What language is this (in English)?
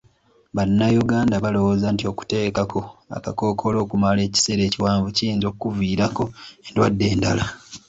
Ganda